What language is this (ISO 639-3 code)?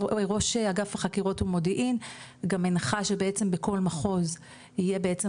heb